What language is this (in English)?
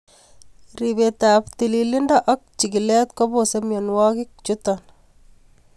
Kalenjin